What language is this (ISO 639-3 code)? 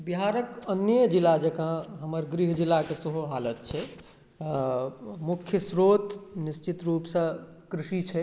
mai